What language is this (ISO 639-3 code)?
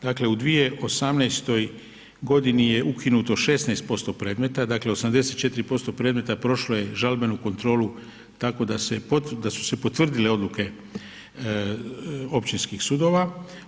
hrv